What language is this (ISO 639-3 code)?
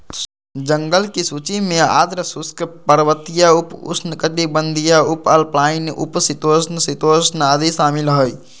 mag